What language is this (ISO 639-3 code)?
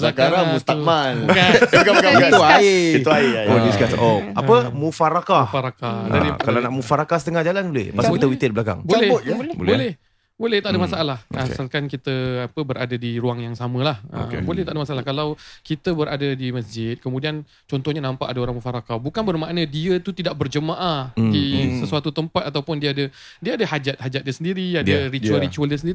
msa